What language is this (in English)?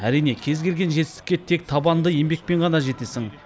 Kazakh